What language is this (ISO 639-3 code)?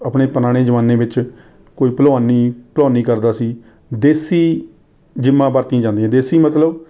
pan